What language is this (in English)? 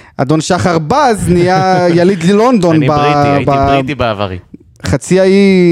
Hebrew